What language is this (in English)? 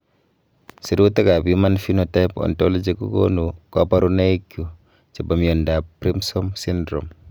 Kalenjin